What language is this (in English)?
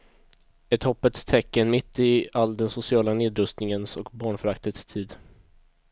Swedish